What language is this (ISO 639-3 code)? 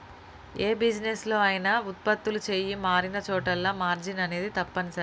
tel